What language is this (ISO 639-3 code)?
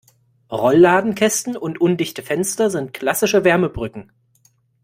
deu